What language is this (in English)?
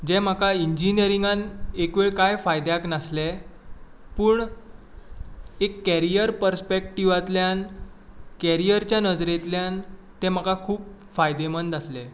Konkani